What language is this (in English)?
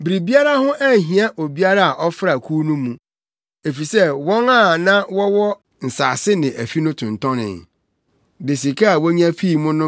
Akan